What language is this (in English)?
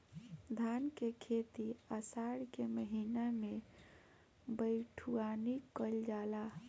Bhojpuri